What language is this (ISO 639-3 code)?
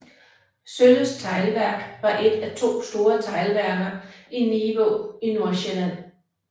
dan